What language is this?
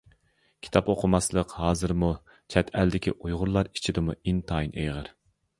Uyghur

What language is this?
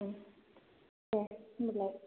Bodo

